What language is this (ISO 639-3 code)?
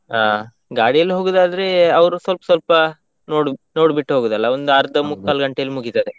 kan